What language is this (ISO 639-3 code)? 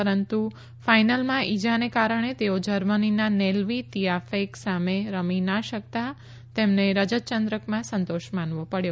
guj